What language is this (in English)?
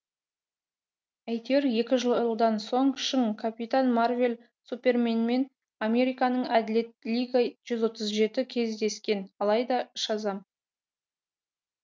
Kazakh